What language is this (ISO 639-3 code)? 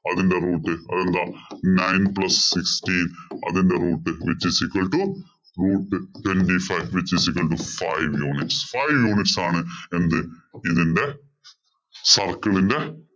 mal